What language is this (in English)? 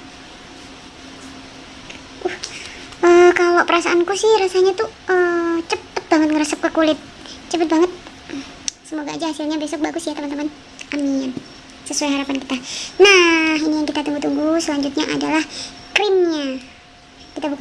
Indonesian